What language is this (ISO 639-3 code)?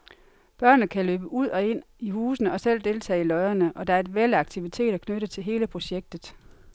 dan